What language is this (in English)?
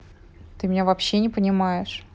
Russian